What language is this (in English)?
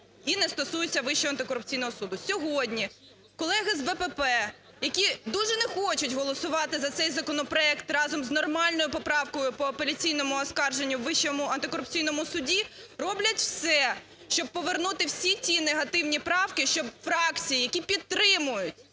Ukrainian